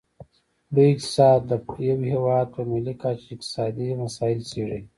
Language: Pashto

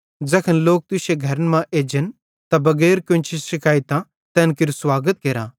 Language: Bhadrawahi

